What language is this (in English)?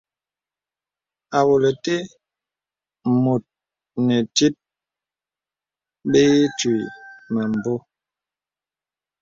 Bebele